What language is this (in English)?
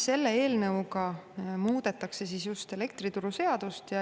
Estonian